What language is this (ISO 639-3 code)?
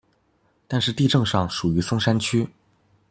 zho